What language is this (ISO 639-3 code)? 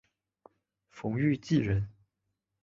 zho